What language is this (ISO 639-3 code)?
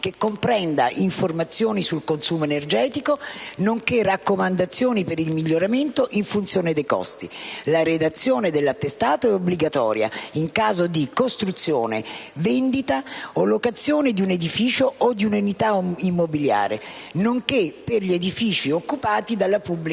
ita